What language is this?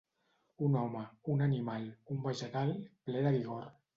Catalan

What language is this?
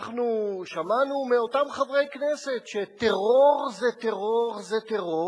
Hebrew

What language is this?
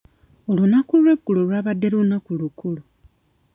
Ganda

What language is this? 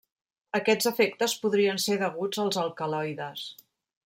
Catalan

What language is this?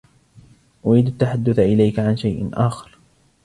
Arabic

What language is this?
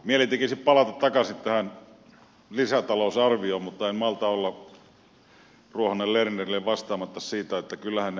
Finnish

